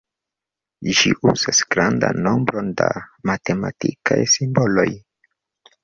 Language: Esperanto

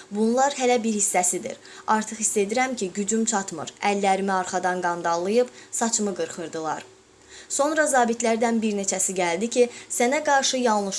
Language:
Azerbaijani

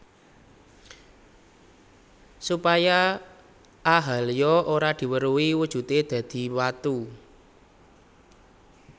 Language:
Javanese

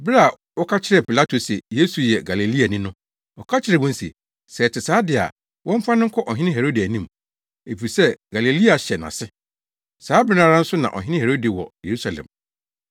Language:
Akan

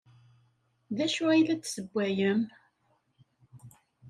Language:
Kabyle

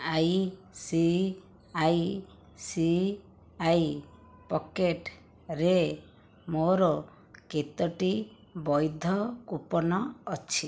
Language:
Odia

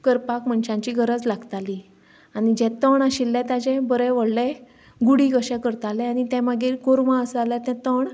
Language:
Konkani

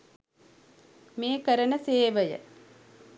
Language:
Sinhala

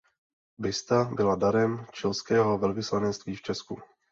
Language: Czech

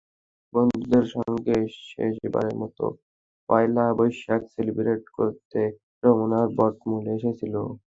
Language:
Bangla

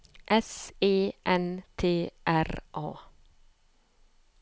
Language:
Norwegian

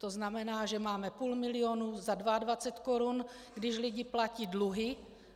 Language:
Czech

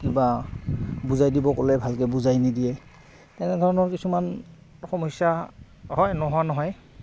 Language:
Assamese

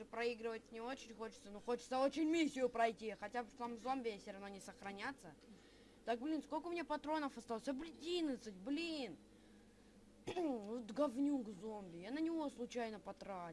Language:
Russian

